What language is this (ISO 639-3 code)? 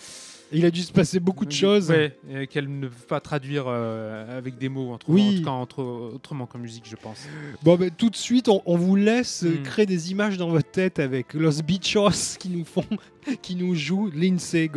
fra